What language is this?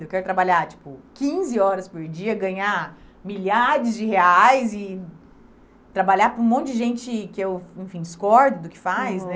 Portuguese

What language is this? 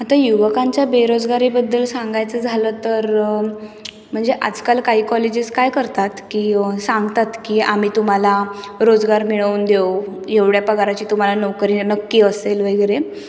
Marathi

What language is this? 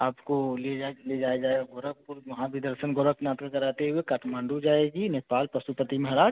Hindi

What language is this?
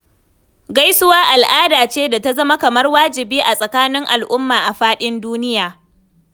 Hausa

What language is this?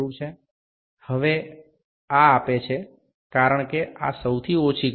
Bangla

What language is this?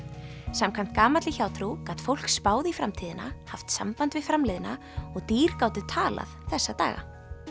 Icelandic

